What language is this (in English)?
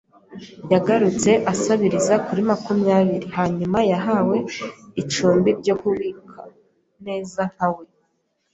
Kinyarwanda